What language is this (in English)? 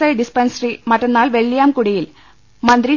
Malayalam